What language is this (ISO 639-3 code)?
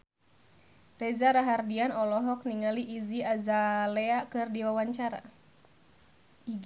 sun